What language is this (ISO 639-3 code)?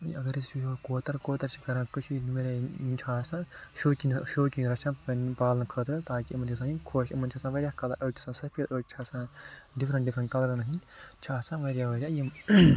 kas